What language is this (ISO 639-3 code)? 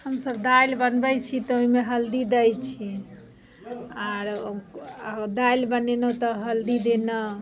mai